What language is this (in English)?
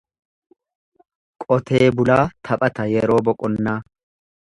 Oromo